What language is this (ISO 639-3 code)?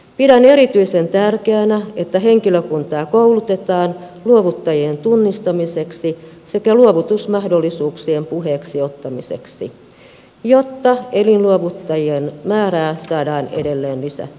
fin